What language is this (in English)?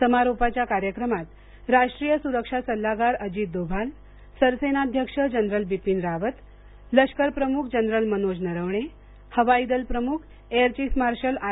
Marathi